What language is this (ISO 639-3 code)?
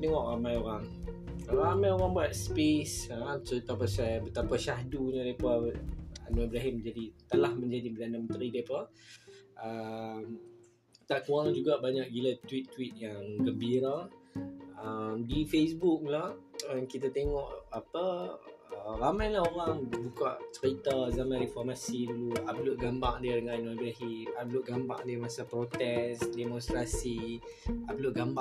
msa